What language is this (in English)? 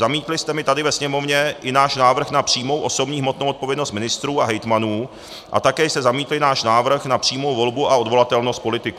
Czech